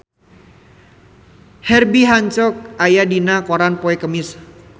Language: Sundanese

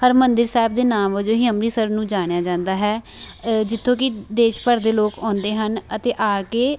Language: Punjabi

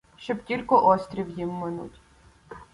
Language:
Ukrainian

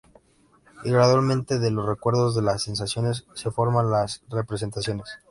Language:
Spanish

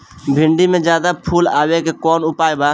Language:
Bhojpuri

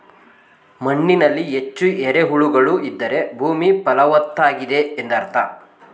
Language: Kannada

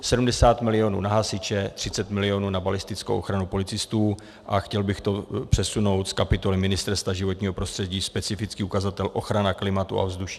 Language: Czech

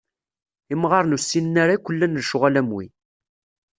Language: Kabyle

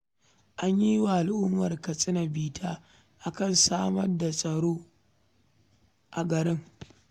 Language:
Hausa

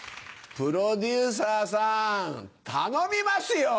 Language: Japanese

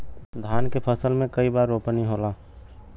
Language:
Bhojpuri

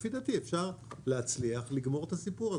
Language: Hebrew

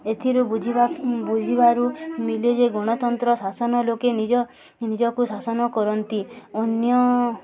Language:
Odia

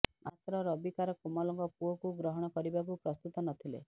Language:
Odia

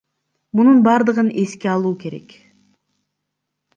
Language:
Kyrgyz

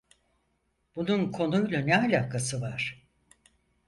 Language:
Turkish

